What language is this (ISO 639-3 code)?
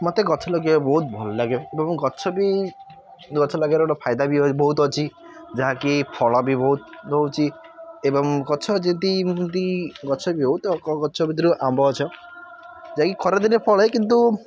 ori